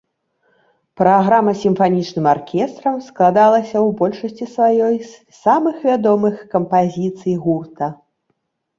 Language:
Belarusian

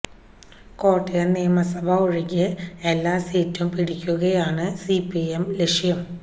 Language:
Malayalam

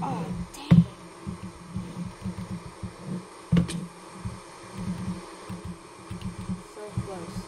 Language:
English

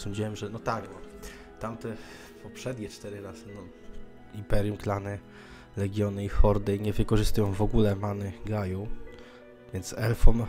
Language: Polish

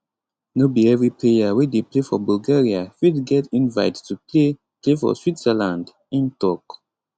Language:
Nigerian Pidgin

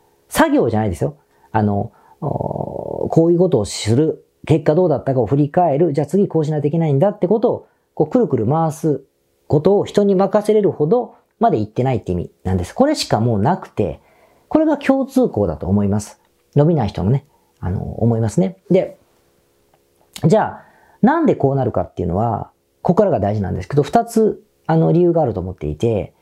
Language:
Japanese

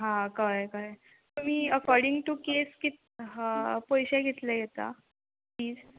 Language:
Konkani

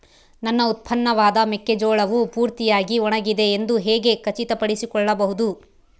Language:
Kannada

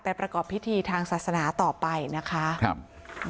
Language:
Thai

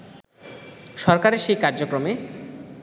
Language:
Bangla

